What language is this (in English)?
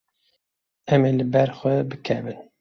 Kurdish